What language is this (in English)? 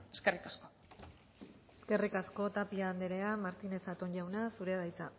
Basque